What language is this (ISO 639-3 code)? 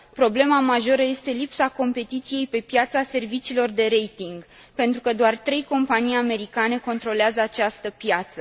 ron